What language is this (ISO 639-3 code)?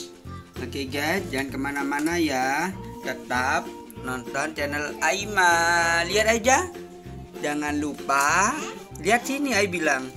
ind